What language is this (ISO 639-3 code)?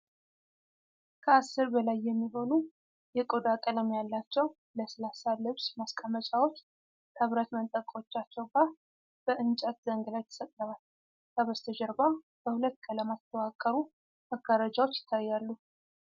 amh